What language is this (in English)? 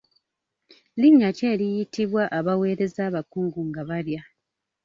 Ganda